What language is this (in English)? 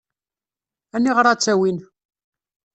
Kabyle